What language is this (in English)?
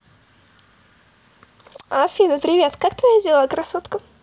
Russian